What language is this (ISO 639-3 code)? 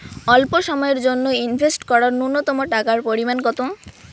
ben